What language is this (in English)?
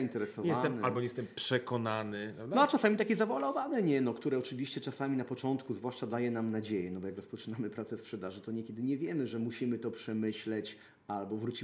Polish